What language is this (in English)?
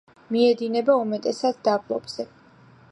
Georgian